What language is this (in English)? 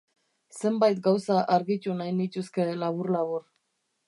Basque